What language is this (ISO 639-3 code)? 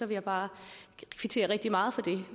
dan